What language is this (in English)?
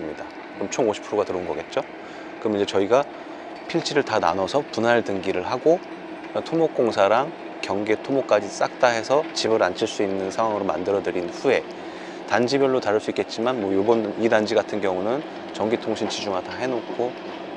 Korean